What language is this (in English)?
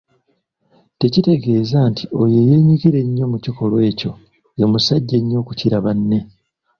Ganda